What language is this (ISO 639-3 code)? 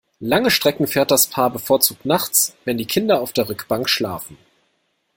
deu